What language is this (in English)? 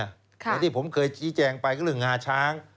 Thai